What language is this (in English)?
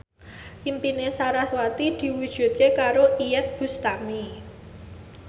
Javanese